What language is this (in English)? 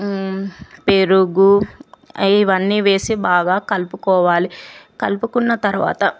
Telugu